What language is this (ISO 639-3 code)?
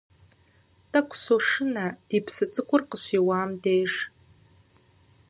kbd